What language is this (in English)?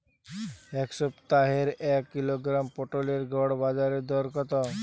Bangla